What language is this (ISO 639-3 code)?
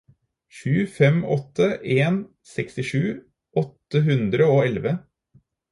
nob